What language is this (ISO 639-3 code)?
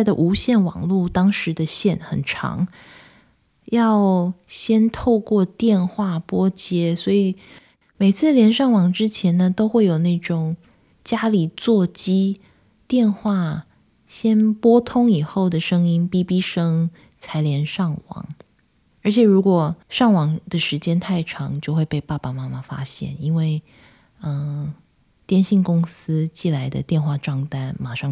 zho